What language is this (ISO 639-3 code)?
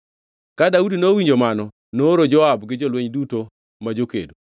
luo